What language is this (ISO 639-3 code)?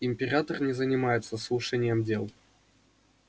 rus